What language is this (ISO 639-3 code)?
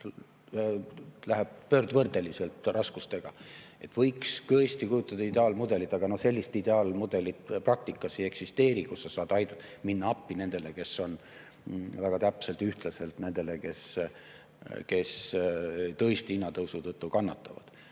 est